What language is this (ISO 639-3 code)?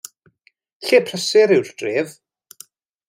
cym